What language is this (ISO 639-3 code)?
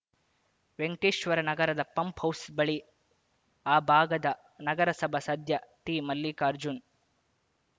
kan